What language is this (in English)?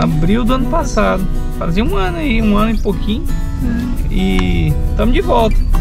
Portuguese